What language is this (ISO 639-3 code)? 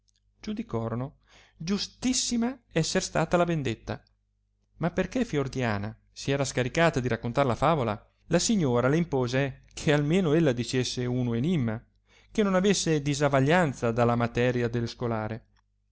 ita